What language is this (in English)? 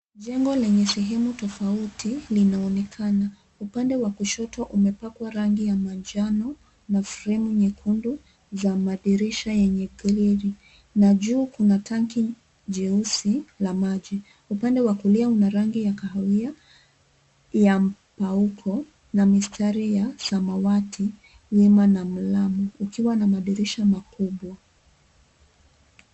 Swahili